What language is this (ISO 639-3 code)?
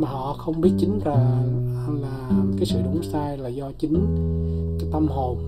vie